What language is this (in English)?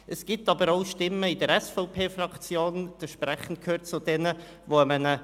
Swiss German